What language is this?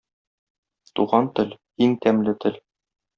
Tatar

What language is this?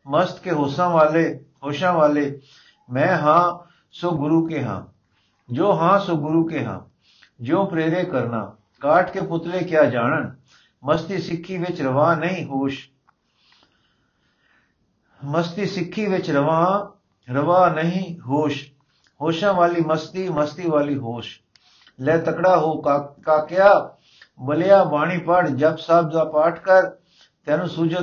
Punjabi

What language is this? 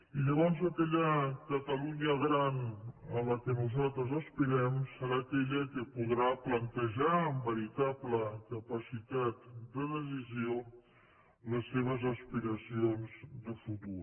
Catalan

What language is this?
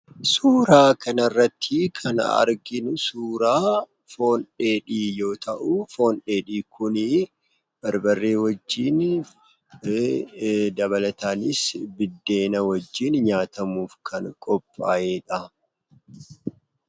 Oromo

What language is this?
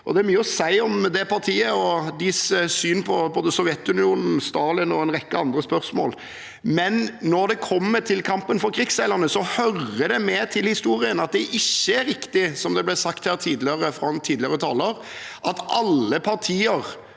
Norwegian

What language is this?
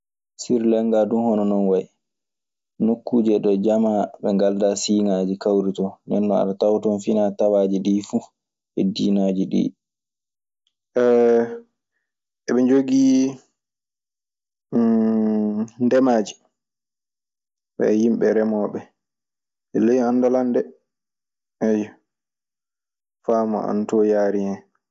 Maasina Fulfulde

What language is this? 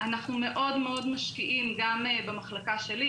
Hebrew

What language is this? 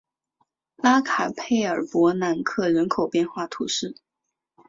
Chinese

